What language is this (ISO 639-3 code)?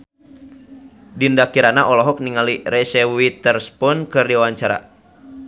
sun